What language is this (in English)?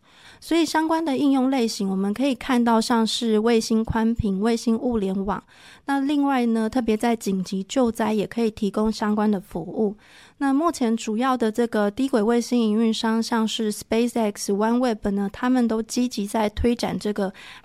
Chinese